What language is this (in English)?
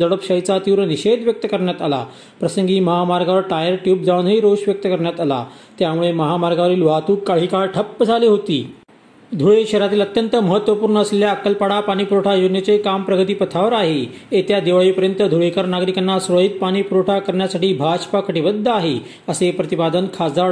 Marathi